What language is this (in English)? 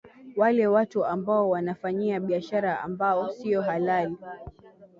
Swahili